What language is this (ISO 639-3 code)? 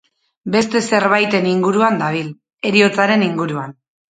eus